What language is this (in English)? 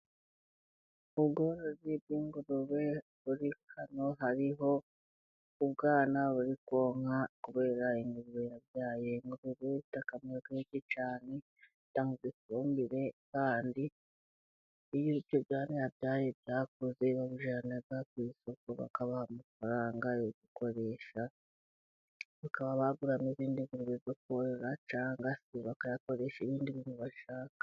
Kinyarwanda